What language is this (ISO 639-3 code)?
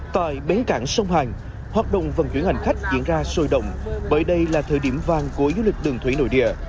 vie